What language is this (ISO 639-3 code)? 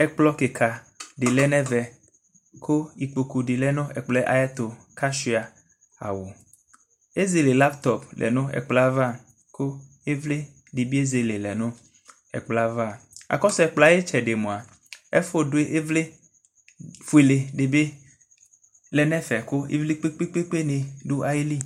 kpo